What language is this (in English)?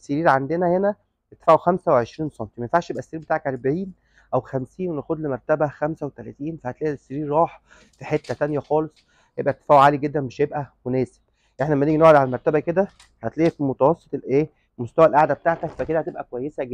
Arabic